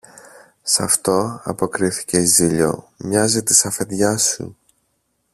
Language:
Greek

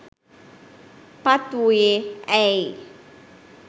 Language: Sinhala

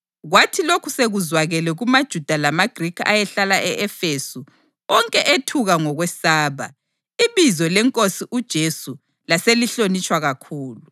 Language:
North Ndebele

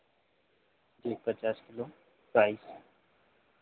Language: Hindi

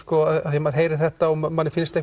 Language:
Icelandic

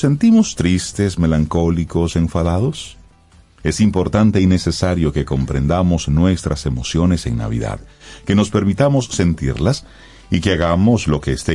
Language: Spanish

